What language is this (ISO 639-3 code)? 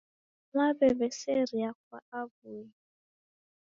dav